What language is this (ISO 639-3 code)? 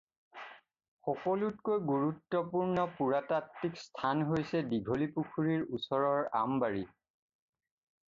asm